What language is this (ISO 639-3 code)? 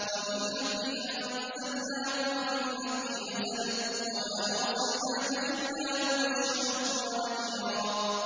ara